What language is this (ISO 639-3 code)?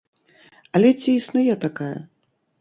bel